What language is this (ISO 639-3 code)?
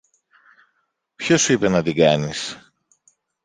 ell